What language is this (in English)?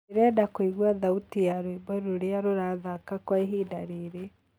Kikuyu